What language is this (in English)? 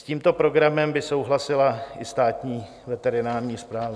Czech